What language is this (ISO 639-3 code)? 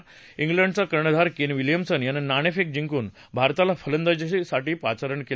mar